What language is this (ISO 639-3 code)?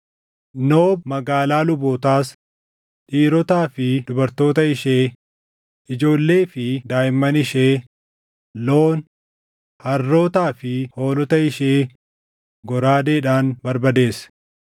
orm